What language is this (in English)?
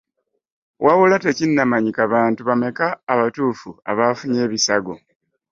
Ganda